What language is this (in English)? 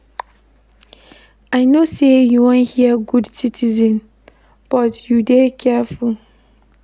Nigerian Pidgin